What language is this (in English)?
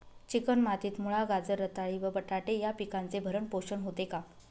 Marathi